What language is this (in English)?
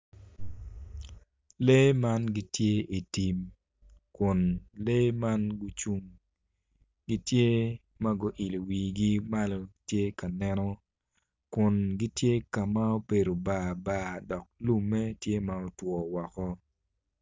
Acoli